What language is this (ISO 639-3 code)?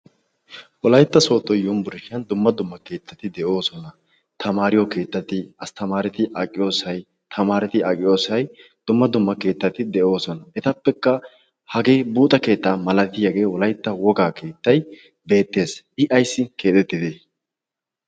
wal